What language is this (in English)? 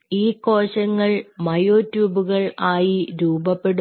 Malayalam